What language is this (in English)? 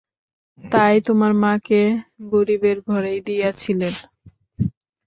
Bangla